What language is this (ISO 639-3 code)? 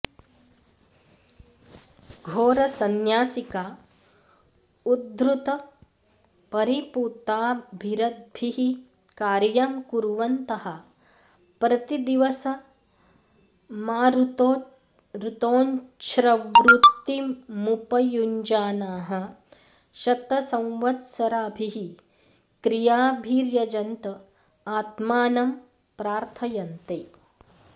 san